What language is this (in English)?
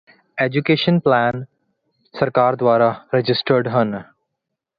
Punjabi